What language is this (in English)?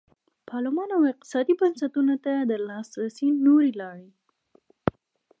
Pashto